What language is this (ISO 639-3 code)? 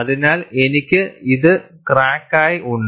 mal